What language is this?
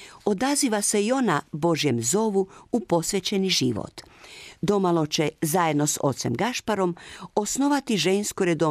Croatian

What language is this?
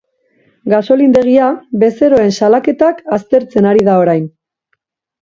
Basque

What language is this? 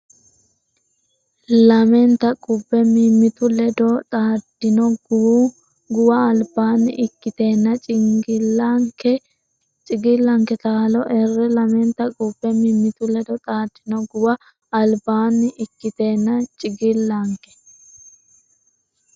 Sidamo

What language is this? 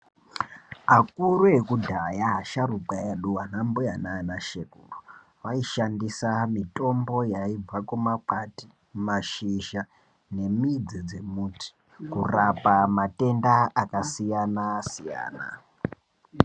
Ndau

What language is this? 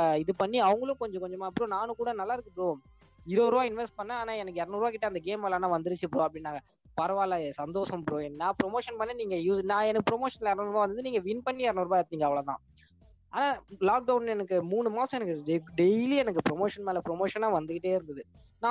Tamil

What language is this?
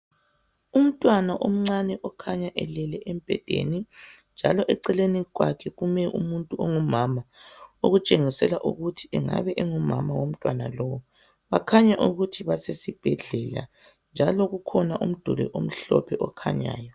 North Ndebele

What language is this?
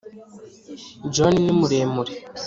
Kinyarwanda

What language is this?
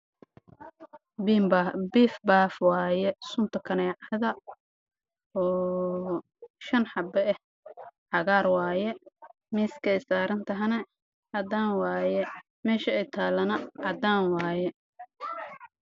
Somali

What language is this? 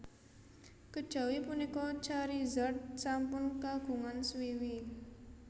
Javanese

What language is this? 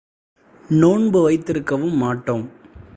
Tamil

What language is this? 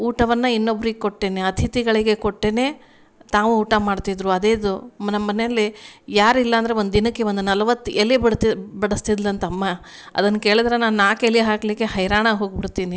Kannada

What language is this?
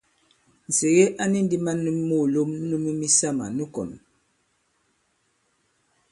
Bankon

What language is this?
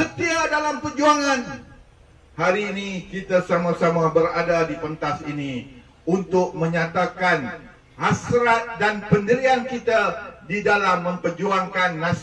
Malay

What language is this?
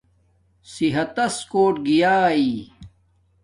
Domaaki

